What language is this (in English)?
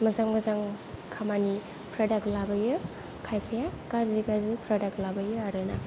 Bodo